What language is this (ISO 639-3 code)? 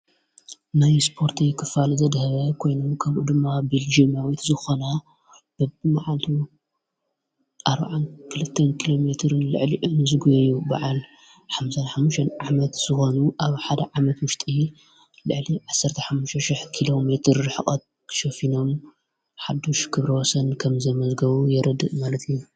tir